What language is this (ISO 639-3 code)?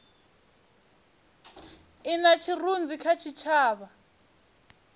ven